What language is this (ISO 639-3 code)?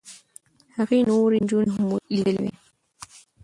pus